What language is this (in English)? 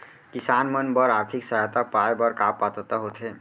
Chhattisgarhi